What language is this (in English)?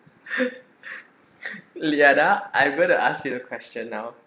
English